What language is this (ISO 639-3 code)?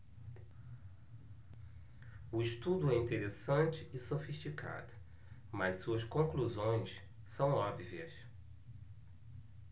por